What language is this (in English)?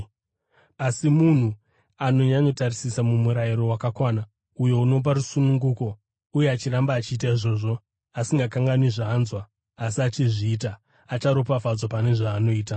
Shona